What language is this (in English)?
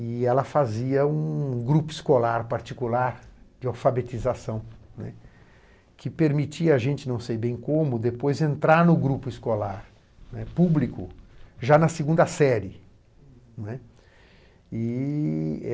Portuguese